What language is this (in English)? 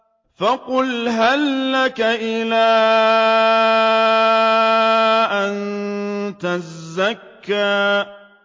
Arabic